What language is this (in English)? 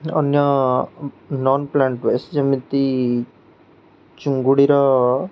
Odia